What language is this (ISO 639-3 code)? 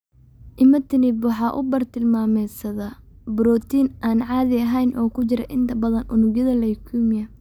som